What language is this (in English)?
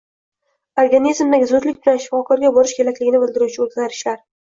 Uzbek